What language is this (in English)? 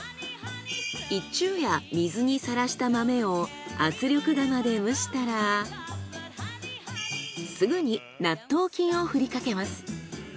Japanese